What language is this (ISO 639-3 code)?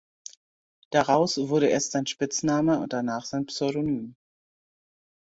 deu